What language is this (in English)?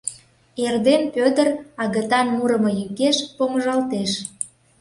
Mari